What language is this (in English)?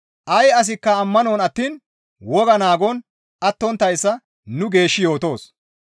Gamo